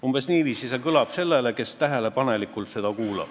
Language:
Estonian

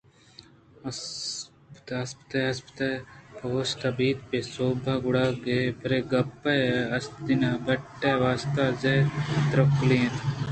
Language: Eastern Balochi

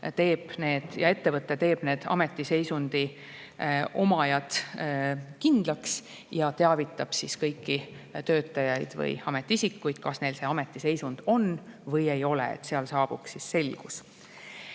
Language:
Estonian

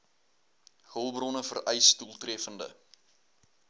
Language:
Afrikaans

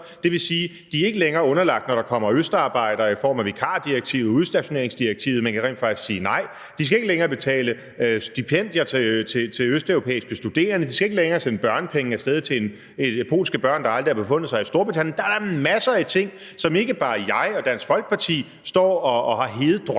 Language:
Danish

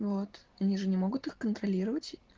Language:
Russian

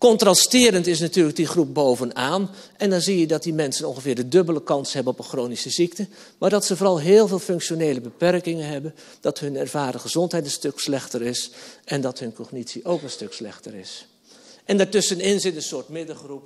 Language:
Dutch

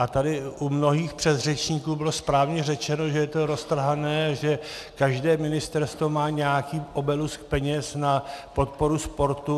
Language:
Czech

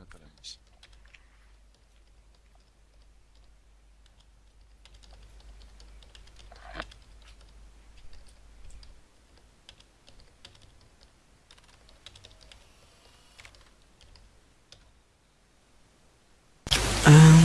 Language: French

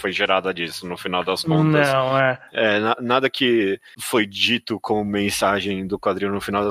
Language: Portuguese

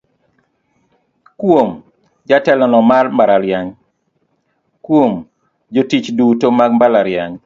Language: Luo (Kenya and Tanzania)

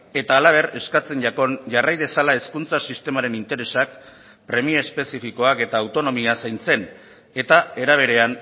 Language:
Basque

